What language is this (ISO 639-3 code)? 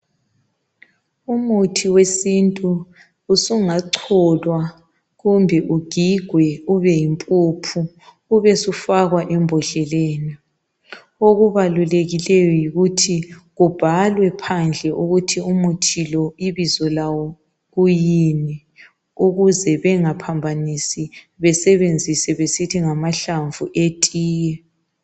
nde